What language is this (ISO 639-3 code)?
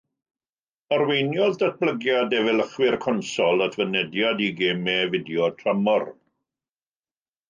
cym